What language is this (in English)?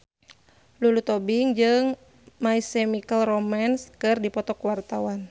Sundanese